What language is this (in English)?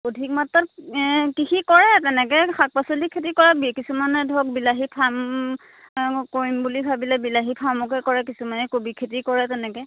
Assamese